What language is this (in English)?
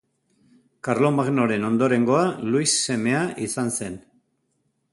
Basque